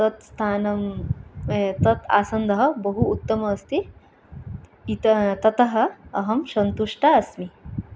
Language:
Sanskrit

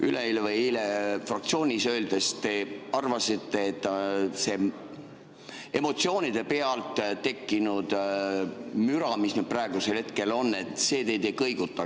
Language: Estonian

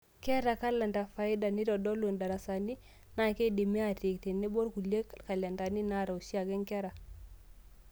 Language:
Masai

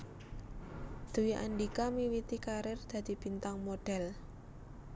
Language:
Javanese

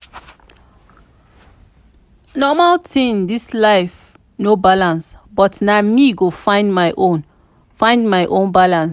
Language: Nigerian Pidgin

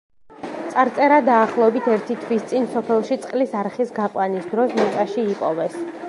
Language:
Georgian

